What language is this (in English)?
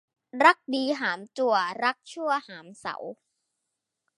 Thai